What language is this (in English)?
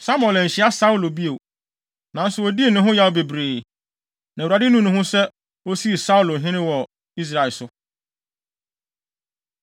Akan